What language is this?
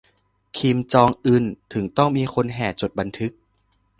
Thai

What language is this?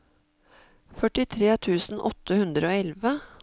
Norwegian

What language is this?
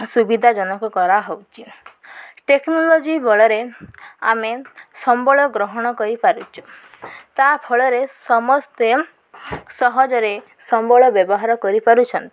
Odia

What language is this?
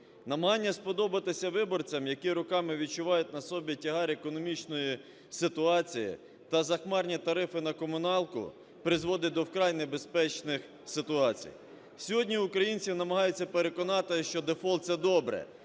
Ukrainian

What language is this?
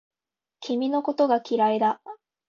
Japanese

